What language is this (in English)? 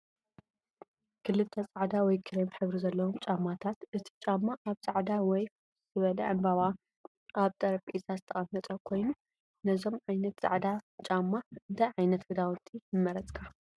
Tigrinya